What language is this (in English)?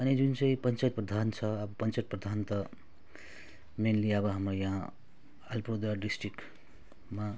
Nepali